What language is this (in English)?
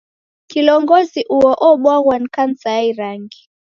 Taita